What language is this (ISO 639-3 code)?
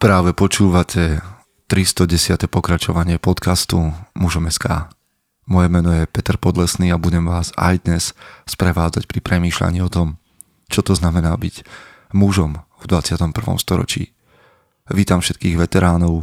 slk